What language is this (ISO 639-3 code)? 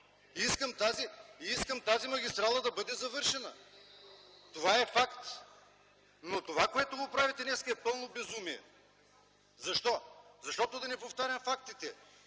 bul